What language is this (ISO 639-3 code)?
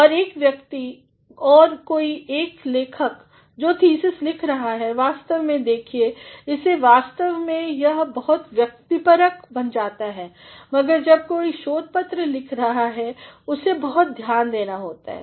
hin